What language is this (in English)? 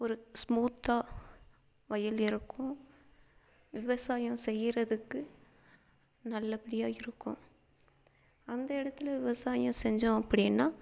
Tamil